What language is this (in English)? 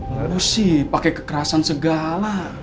Indonesian